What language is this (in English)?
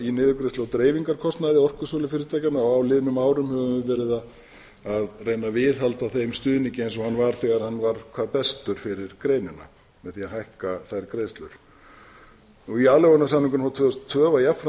Icelandic